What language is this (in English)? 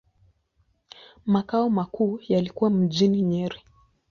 Swahili